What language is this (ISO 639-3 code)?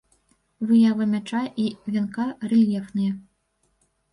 bel